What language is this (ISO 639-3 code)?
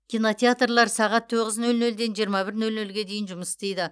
kaz